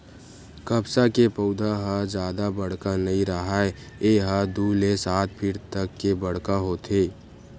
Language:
Chhattisgarhi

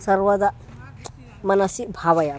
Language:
Sanskrit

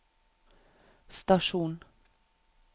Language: Norwegian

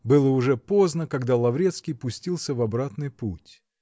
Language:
Russian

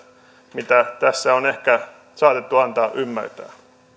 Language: Finnish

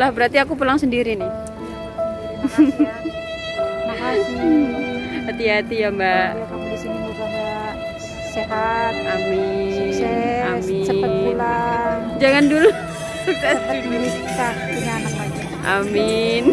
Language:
Indonesian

